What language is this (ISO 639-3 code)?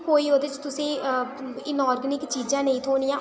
doi